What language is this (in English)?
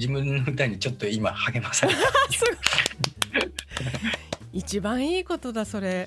Japanese